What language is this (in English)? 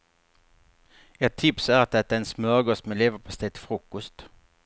Swedish